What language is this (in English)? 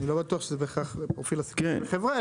Hebrew